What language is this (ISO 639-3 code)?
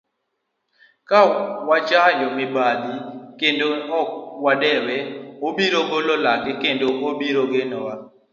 luo